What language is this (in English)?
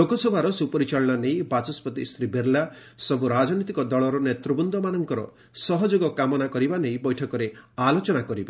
Odia